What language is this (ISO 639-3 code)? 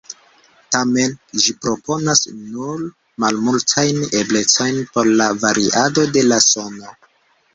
epo